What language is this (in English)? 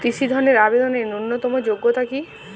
Bangla